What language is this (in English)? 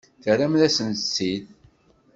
Kabyle